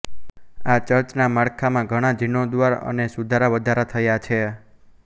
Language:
Gujarati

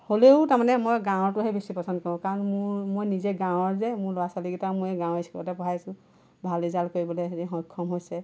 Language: Assamese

